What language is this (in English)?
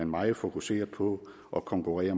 Danish